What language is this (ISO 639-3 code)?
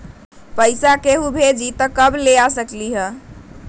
mag